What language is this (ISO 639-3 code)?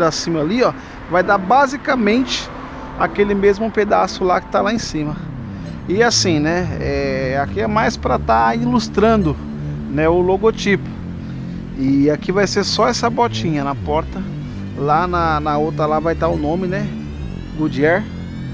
por